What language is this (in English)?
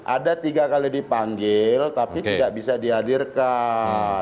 Indonesian